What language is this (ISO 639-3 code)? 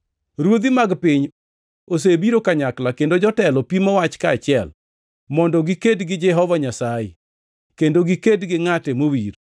luo